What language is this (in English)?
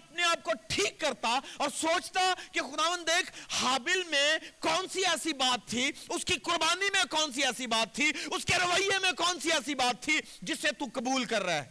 Urdu